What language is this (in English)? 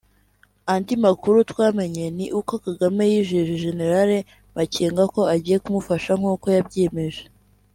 Kinyarwanda